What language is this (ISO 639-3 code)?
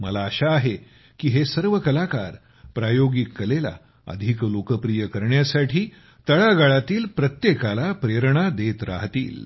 mar